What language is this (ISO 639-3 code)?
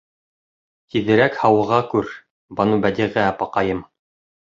bak